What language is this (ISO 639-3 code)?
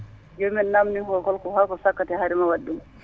ful